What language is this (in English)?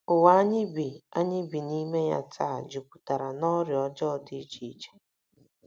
Igbo